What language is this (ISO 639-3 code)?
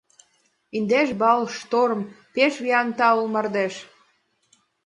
chm